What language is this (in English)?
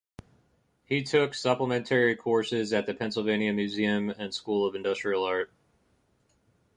English